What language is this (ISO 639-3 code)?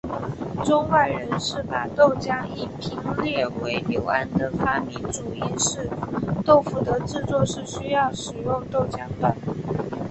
zho